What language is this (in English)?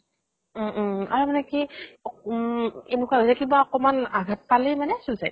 Assamese